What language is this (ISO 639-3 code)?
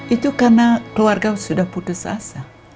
ind